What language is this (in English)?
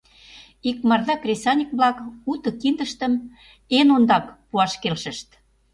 Mari